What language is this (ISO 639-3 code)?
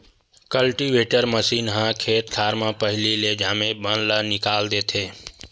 hne